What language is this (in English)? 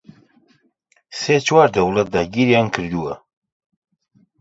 Central Kurdish